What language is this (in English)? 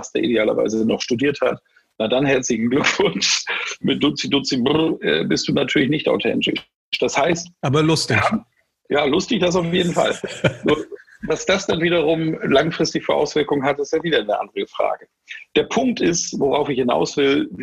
German